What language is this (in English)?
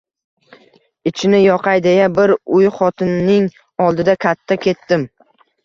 Uzbek